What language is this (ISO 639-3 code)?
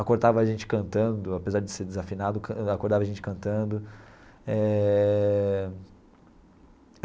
por